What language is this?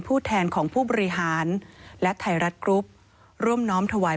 Thai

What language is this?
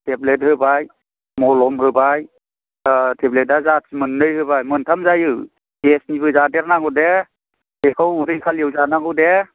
Bodo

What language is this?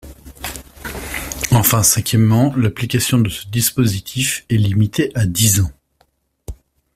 French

